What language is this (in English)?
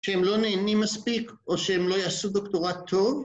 Hebrew